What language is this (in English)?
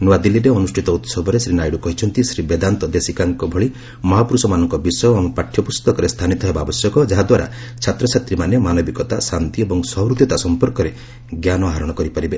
Odia